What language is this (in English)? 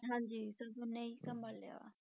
Punjabi